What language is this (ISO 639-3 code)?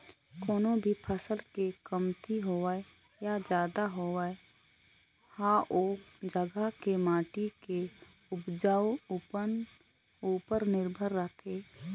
hne